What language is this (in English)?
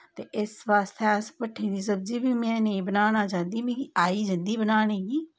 Dogri